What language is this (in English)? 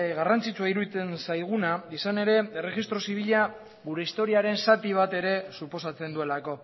Basque